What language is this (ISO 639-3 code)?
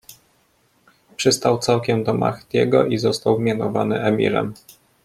pol